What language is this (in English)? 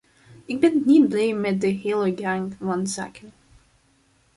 Dutch